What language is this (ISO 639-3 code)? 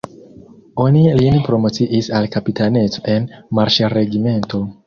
epo